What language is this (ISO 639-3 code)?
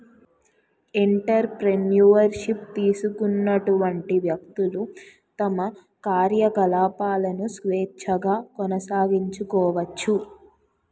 tel